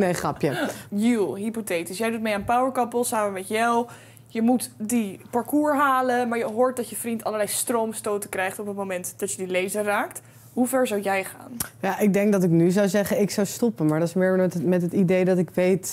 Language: Dutch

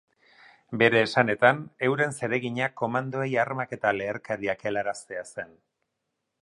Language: Basque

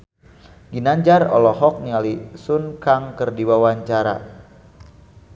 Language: Sundanese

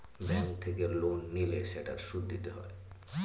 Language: Bangla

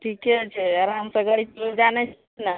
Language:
Maithili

